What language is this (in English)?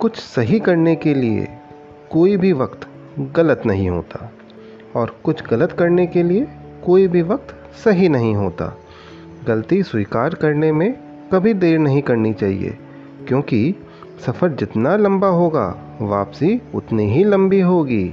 Hindi